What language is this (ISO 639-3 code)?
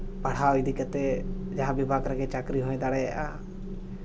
sat